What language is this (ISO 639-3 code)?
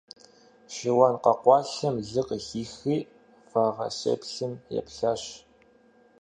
kbd